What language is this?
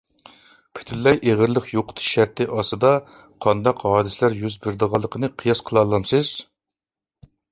Uyghur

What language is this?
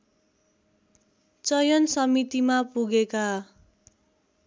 Nepali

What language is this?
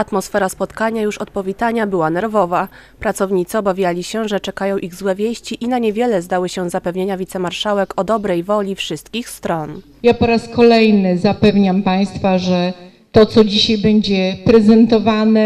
Polish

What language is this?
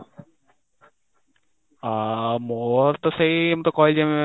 Odia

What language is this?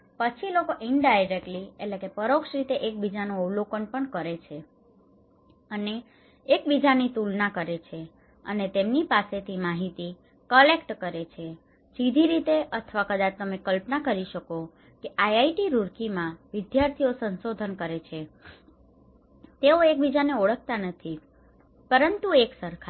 Gujarati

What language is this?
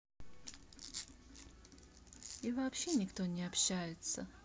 Russian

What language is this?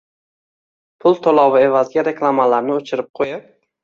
Uzbek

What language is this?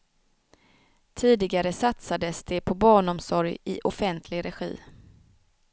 Swedish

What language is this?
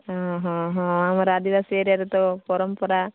Odia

